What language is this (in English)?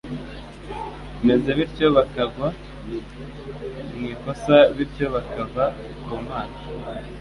Kinyarwanda